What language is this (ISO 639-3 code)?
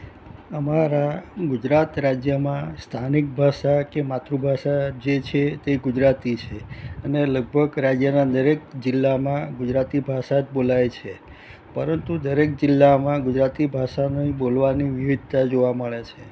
guj